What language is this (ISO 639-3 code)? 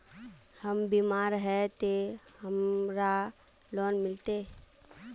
mag